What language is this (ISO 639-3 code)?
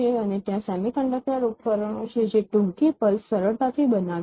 guj